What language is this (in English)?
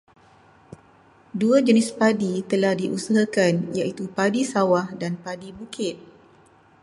Malay